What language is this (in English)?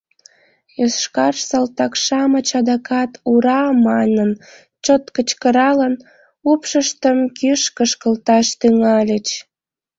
Mari